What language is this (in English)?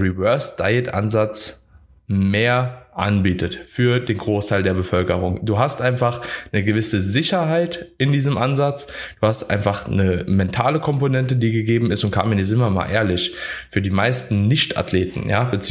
German